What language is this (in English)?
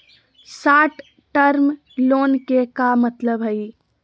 Magahi